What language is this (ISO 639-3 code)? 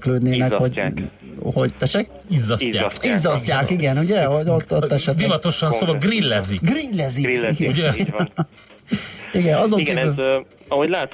hun